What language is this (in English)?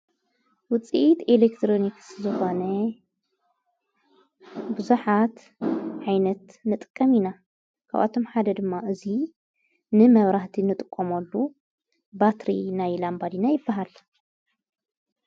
Tigrinya